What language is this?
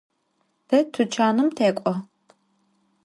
Adyghe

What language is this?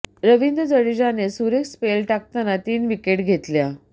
Marathi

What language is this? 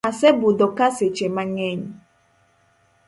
Luo (Kenya and Tanzania)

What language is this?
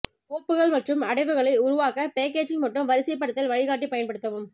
Tamil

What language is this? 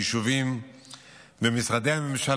Hebrew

